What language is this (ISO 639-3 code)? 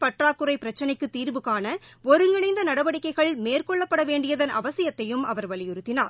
tam